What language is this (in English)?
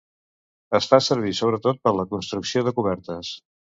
Catalan